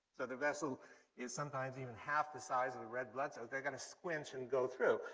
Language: English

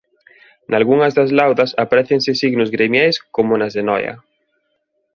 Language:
Galician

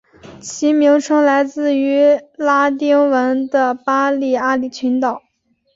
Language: Chinese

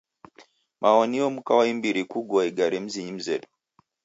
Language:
Taita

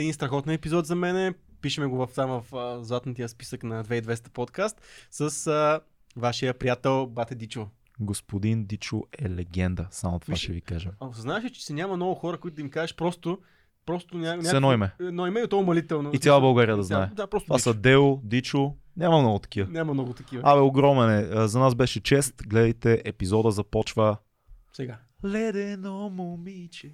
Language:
Bulgarian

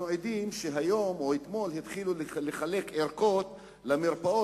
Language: Hebrew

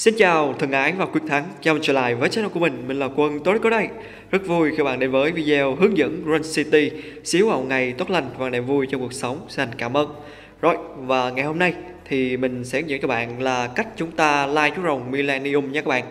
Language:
Vietnamese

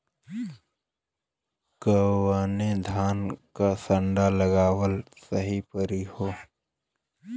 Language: Bhojpuri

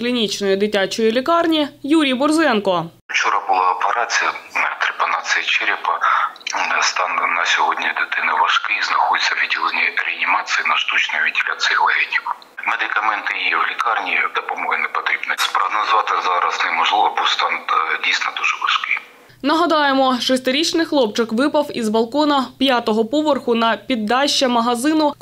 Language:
Ukrainian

